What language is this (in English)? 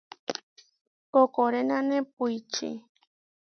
Huarijio